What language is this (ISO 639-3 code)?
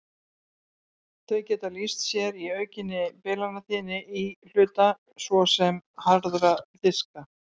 isl